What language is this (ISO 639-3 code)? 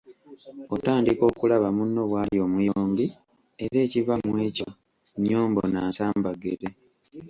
lug